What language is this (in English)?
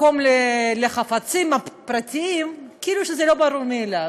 Hebrew